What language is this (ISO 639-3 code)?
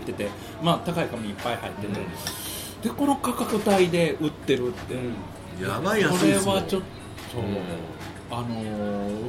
jpn